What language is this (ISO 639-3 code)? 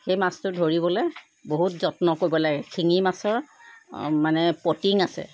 asm